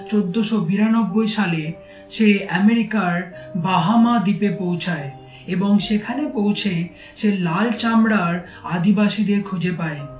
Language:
Bangla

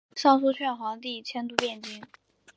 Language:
Chinese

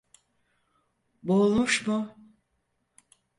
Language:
Turkish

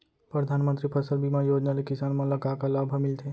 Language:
Chhattisgarhi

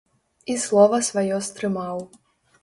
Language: Belarusian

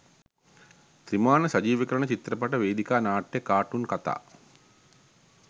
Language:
Sinhala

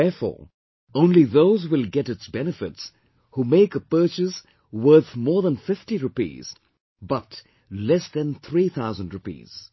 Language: English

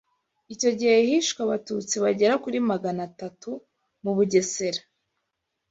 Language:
Kinyarwanda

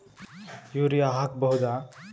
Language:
Kannada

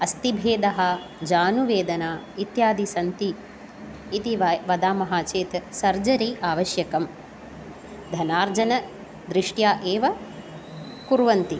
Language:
Sanskrit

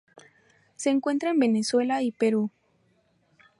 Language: Spanish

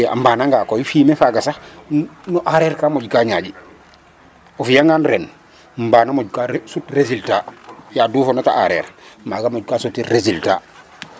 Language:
Serer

